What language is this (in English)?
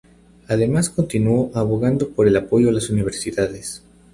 Spanish